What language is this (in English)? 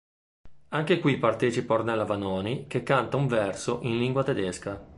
Italian